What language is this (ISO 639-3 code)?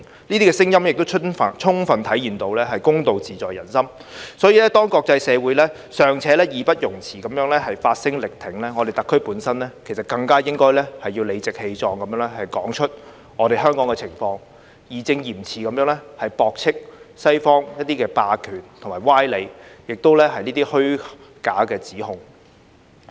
yue